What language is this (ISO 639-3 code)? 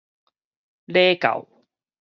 nan